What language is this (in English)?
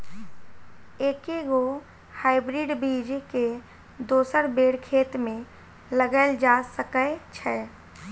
Maithili